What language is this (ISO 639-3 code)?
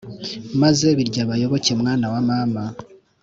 kin